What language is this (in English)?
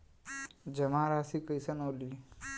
Bhojpuri